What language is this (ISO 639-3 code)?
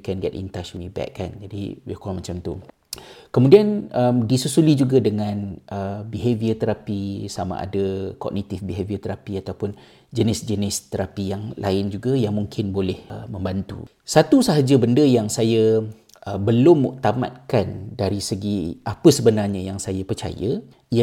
msa